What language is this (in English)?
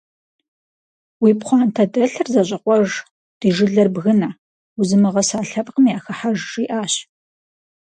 Kabardian